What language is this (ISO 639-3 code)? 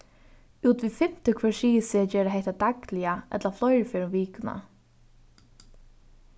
fao